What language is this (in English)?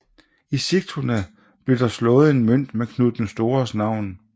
Danish